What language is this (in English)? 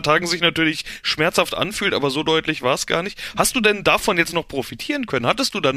German